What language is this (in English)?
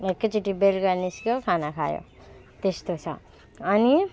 Nepali